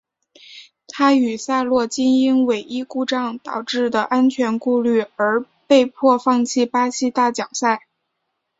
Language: Chinese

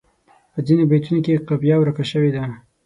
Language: Pashto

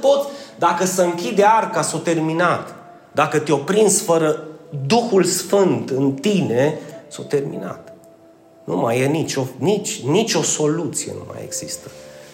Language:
Romanian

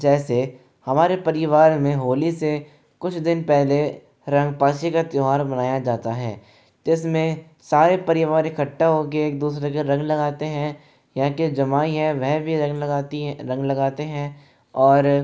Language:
Hindi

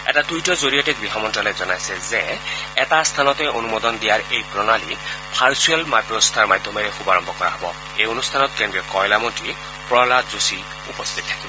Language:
Assamese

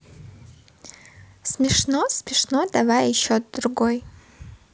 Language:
Russian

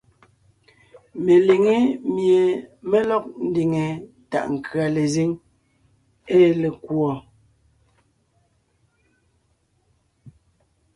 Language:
Ngiemboon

